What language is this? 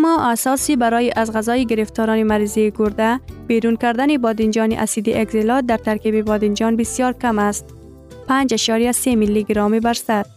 Persian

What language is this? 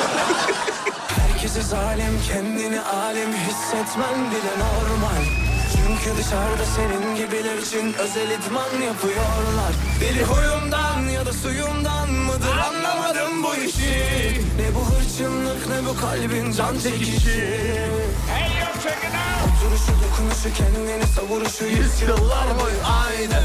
Turkish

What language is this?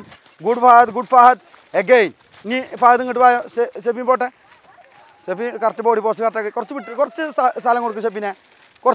Malayalam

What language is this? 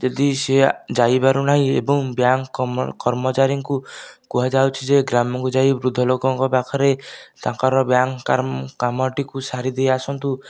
Odia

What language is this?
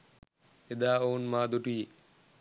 Sinhala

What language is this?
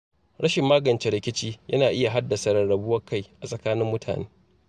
Hausa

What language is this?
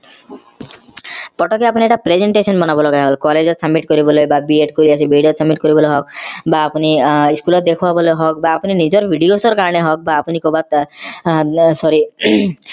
Assamese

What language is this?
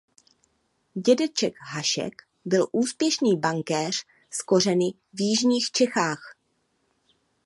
Czech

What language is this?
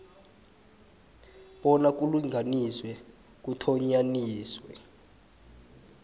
South Ndebele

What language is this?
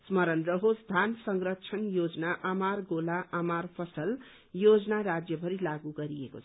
Nepali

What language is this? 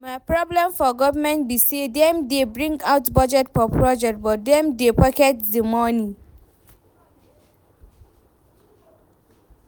Nigerian Pidgin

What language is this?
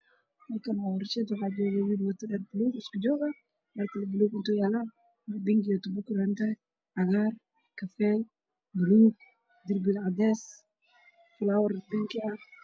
Somali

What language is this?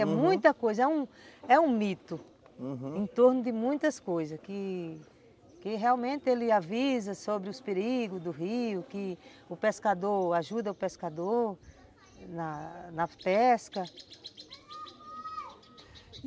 Portuguese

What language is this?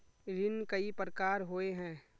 Magahi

